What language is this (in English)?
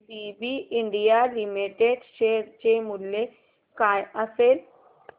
Marathi